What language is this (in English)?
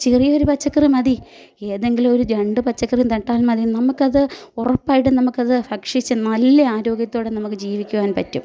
Malayalam